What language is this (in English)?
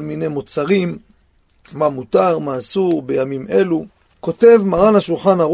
Hebrew